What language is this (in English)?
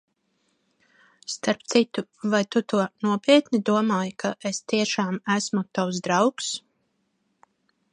Latvian